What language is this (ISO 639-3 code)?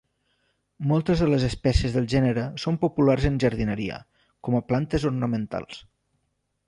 cat